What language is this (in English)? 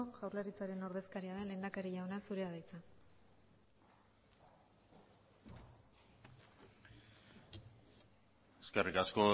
Basque